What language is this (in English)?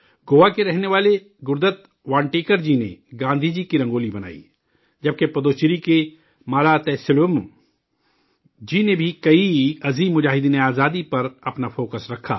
Urdu